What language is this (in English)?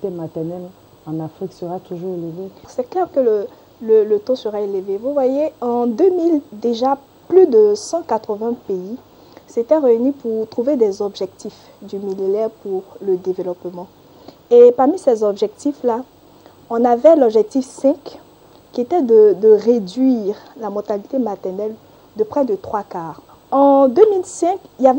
French